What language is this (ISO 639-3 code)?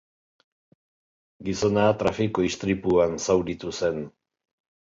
eus